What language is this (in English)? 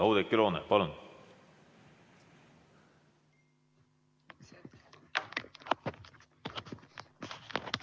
Estonian